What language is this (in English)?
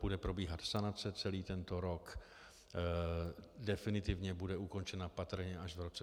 Czech